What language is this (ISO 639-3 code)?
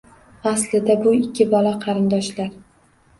uzb